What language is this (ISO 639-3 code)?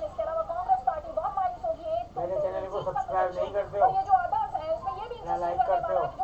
hin